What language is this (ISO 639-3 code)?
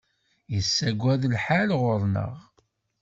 kab